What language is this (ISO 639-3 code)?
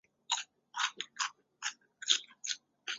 zho